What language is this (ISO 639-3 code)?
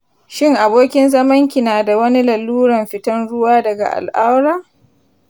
hau